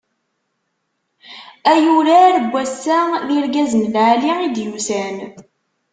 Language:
Kabyle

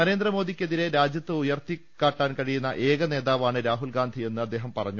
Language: Malayalam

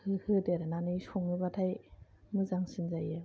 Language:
Bodo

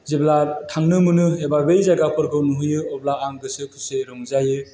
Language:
Bodo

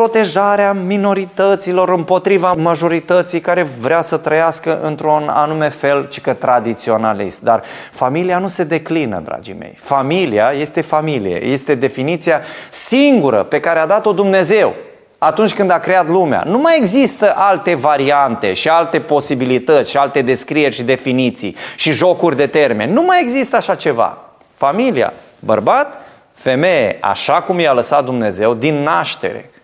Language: Romanian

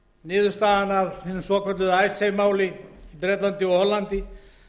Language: Icelandic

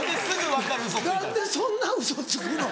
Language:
Japanese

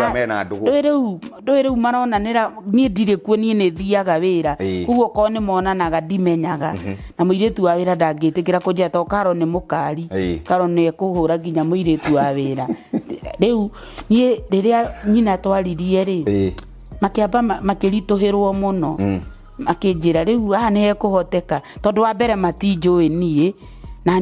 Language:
Swahili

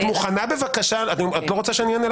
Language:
Hebrew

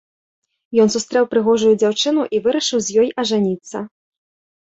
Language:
Belarusian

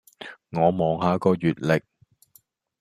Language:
Cantonese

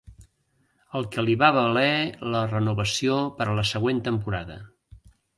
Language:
Catalan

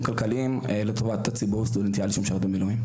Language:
Hebrew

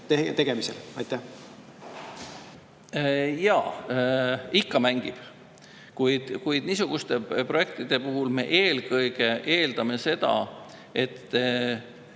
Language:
Estonian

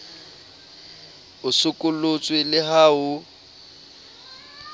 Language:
Southern Sotho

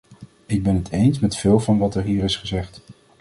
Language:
Dutch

